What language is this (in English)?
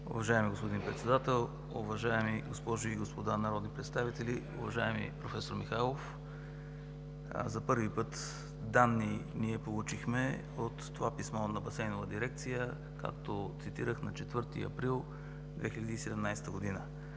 Bulgarian